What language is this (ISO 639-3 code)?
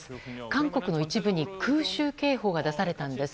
jpn